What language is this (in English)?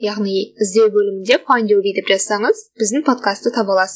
Kazakh